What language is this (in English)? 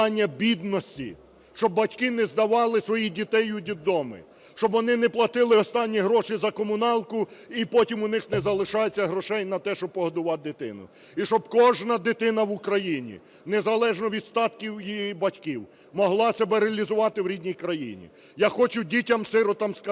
Ukrainian